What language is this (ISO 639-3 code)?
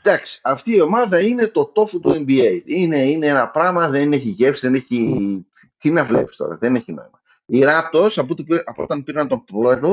ell